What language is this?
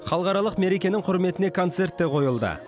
Kazakh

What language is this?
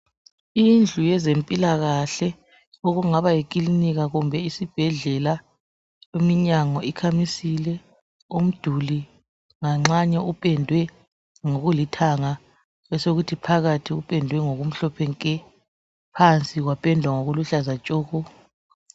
North Ndebele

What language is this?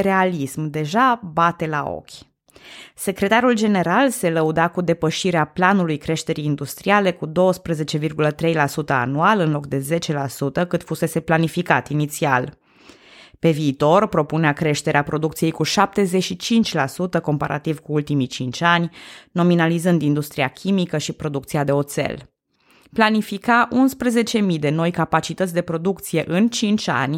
Romanian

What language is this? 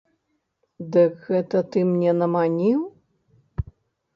Belarusian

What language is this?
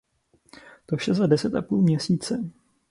Czech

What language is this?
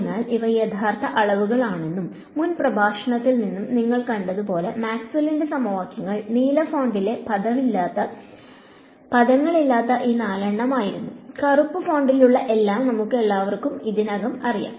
Malayalam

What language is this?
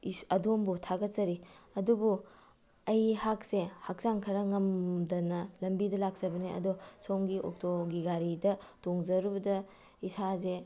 Manipuri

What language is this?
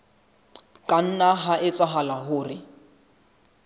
Southern Sotho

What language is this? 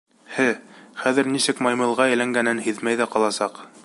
Bashkir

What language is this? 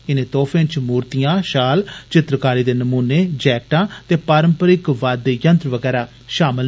Dogri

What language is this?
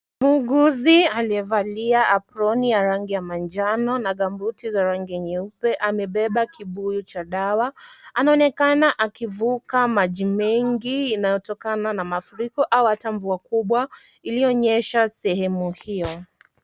Swahili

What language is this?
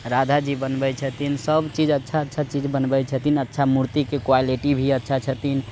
Maithili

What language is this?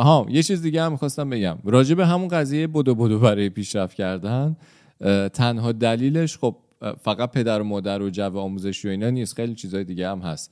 Persian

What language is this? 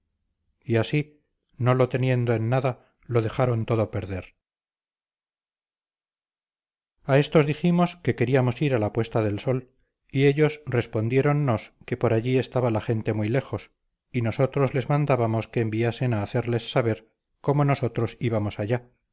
Spanish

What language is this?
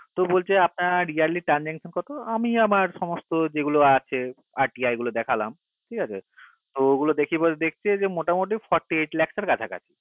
Bangla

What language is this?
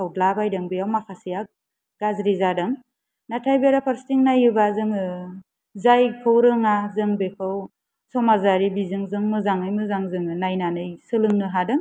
Bodo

